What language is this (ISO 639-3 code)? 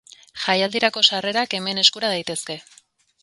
eus